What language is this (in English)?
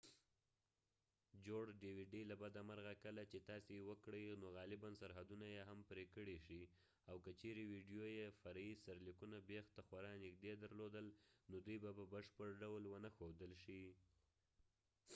Pashto